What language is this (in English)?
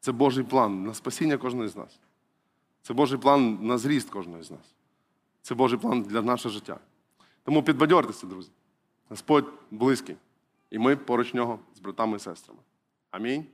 Ukrainian